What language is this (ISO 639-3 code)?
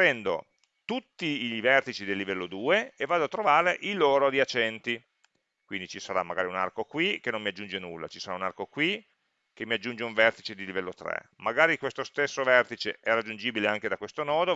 ita